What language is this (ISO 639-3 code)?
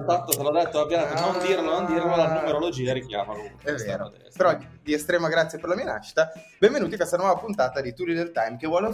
ita